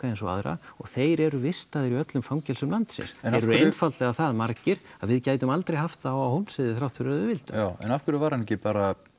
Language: Icelandic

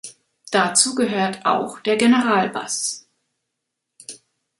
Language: German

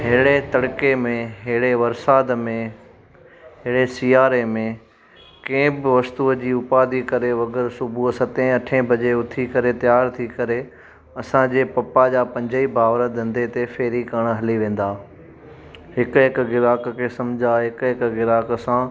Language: Sindhi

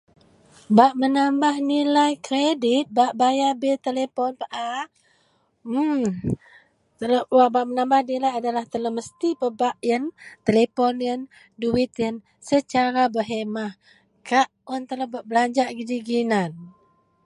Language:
Central Melanau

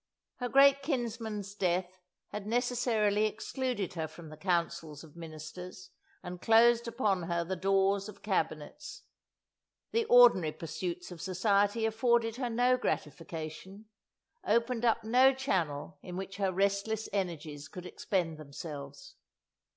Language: English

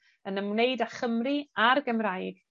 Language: Welsh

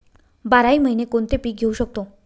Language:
Marathi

